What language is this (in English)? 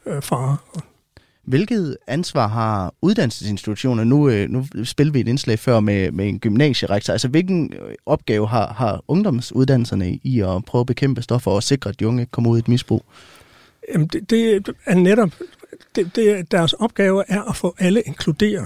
Danish